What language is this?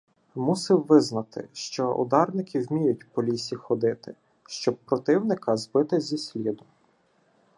Ukrainian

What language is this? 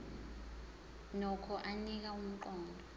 Zulu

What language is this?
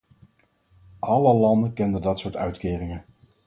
Dutch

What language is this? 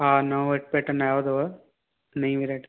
Sindhi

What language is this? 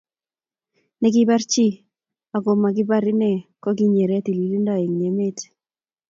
Kalenjin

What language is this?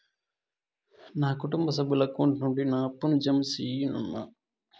Telugu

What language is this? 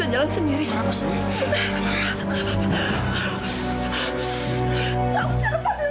Indonesian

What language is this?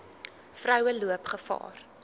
Afrikaans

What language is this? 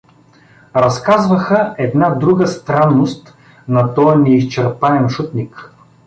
Bulgarian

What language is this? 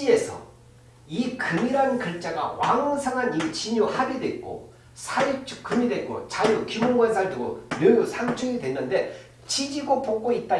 Korean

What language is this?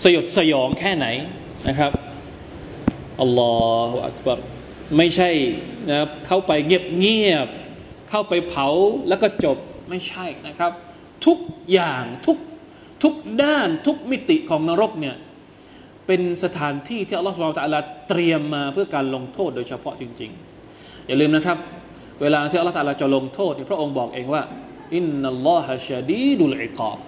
Thai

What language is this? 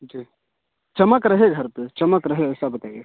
Hindi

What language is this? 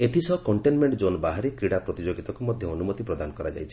Odia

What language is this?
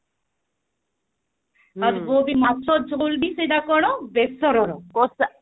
Odia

